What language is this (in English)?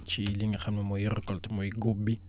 Wolof